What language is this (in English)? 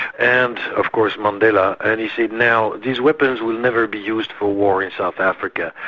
English